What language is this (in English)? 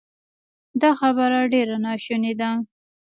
Pashto